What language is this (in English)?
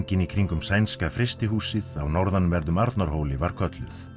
Icelandic